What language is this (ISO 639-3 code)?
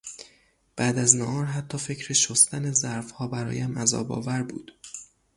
fas